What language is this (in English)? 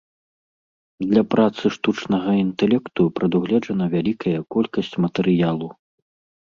Belarusian